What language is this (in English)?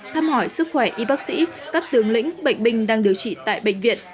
Vietnamese